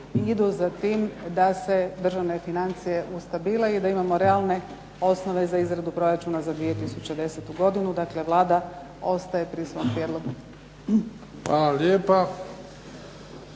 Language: Croatian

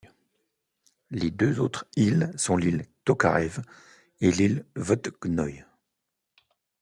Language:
French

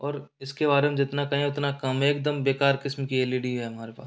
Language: Hindi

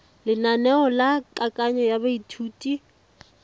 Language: Tswana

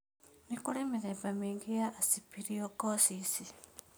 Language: Kikuyu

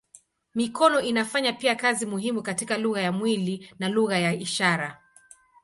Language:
Swahili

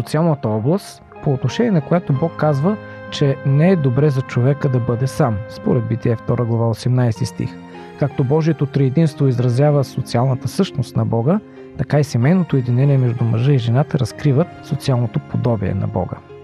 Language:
Bulgarian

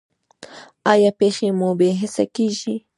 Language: Pashto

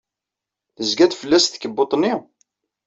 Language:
Kabyle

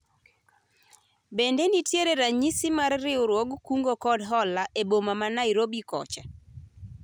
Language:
Luo (Kenya and Tanzania)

